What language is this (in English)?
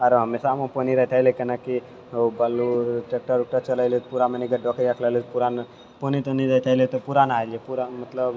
Maithili